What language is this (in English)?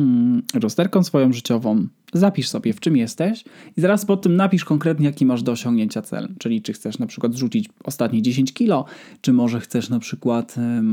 Polish